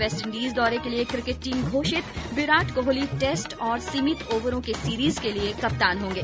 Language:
Hindi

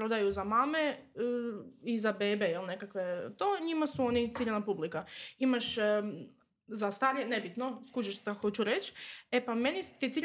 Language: Croatian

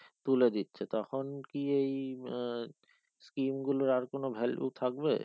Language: Bangla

